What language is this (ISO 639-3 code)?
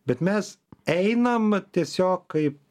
lit